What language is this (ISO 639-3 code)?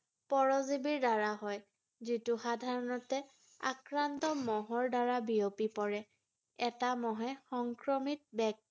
asm